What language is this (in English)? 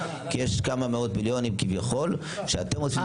Hebrew